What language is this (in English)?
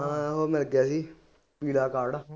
Punjabi